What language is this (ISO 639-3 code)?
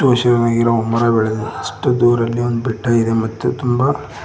kan